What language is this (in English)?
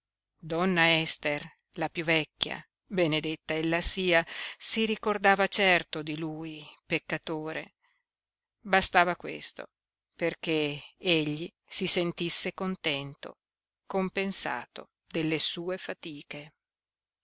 Italian